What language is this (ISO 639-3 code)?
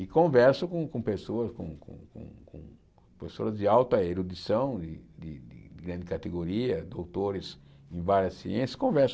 por